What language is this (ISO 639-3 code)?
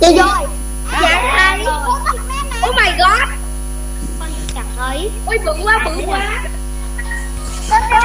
vie